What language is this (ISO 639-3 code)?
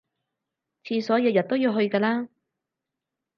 yue